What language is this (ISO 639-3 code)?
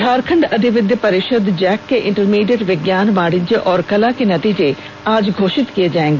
hin